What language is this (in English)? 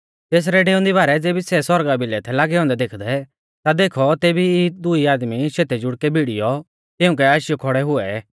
Mahasu Pahari